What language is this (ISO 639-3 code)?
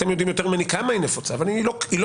heb